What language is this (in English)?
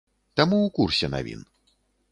Belarusian